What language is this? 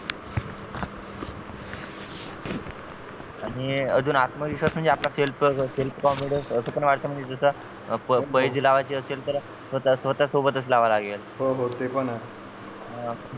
Marathi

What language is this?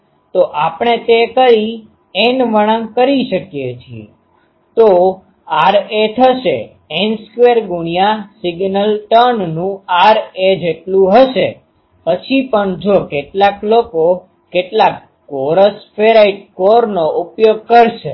Gujarati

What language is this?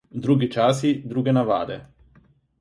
Slovenian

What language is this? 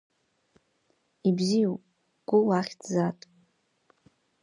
Abkhazian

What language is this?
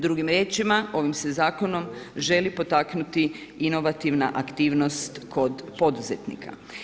Croatian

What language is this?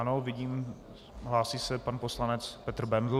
Czech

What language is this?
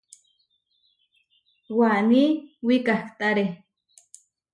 Huarijio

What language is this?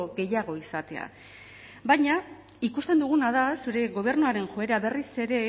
Basque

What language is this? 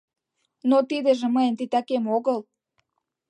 Mari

